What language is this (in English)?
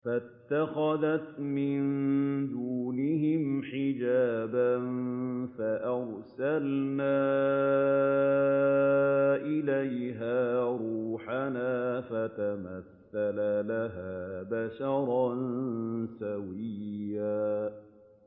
Arabic